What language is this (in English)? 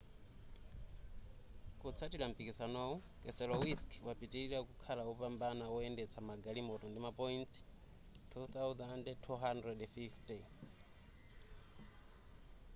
Nyanja